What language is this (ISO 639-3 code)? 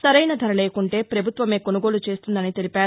tel